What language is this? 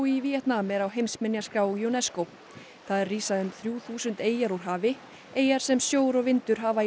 Icelandic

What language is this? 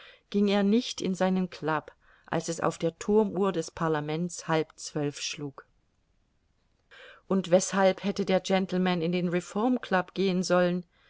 German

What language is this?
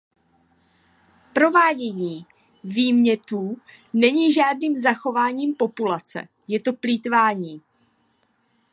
Czech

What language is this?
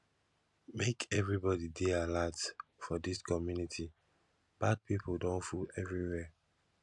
Nigerian Pidgin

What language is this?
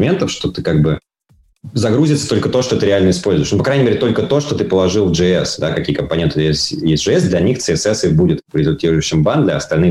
Russian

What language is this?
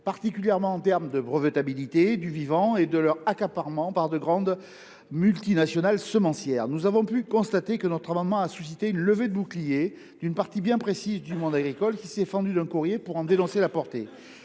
French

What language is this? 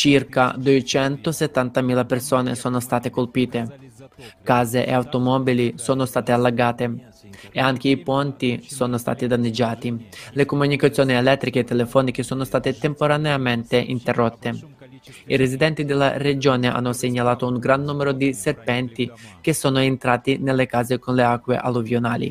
Italian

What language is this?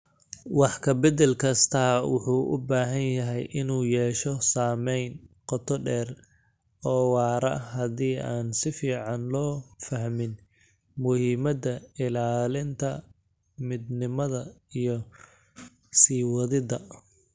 Somali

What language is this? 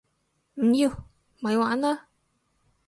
Cantonese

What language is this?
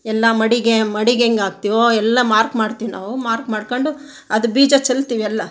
Kannada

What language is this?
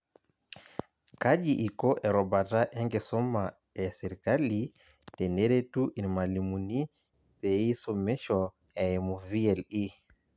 Masai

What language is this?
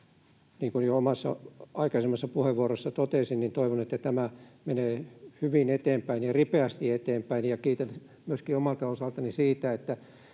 Finnish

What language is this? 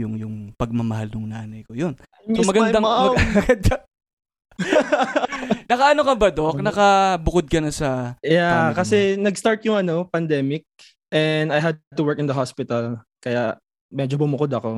Filipino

